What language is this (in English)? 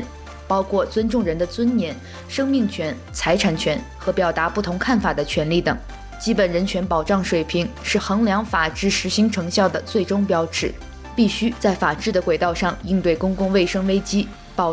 Chinese